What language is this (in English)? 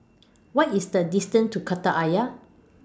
English